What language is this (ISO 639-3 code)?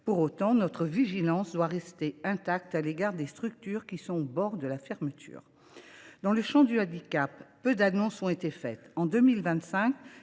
fra